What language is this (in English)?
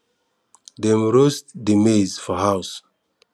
Nigerian Pidgin